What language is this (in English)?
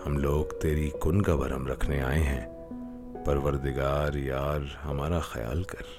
Urdu